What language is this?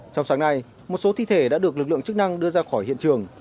Vietnamese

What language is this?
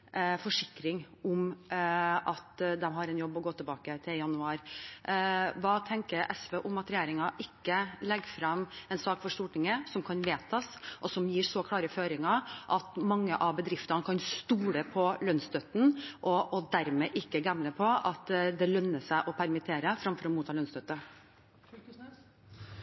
Norwegian Bokmål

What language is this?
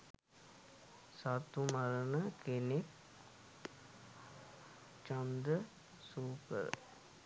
Sinhala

